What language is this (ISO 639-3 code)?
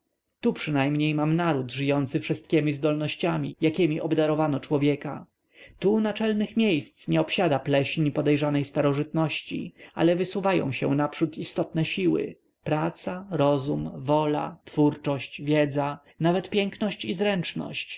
pol